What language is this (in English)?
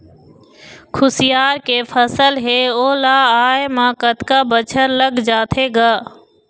Chhattisgarhi